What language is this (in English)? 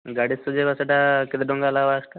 Odia